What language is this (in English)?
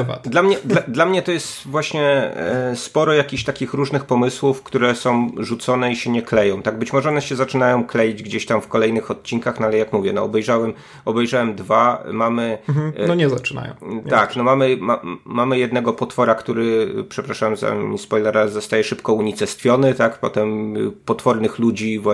Polish